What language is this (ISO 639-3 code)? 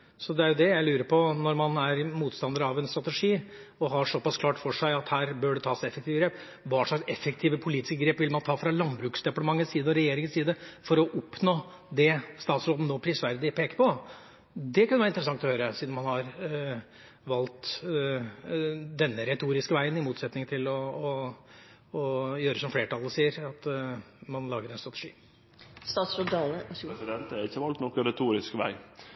nor